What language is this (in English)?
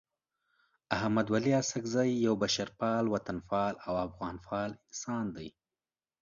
Pashto